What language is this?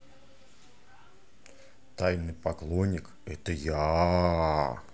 Russian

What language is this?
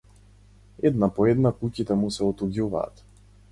Macedonian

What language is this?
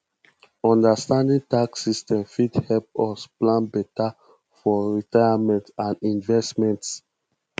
Nigerian Pidgin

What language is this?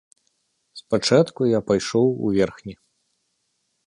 Belarusian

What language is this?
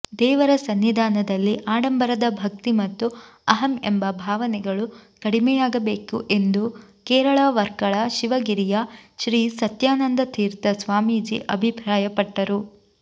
Kannada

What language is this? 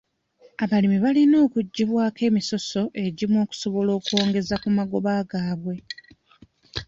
Ganda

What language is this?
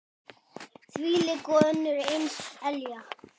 Icelandic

